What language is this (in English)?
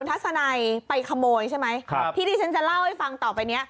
Thai